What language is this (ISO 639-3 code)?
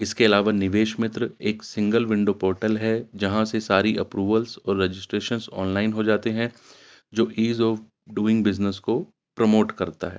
urd